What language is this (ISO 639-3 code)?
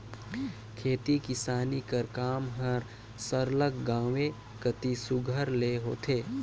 hne